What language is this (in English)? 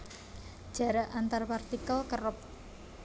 Javanese